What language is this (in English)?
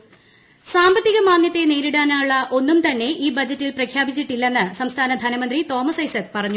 Malayalam